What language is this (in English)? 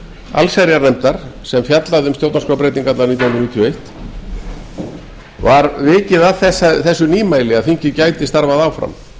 Icelandic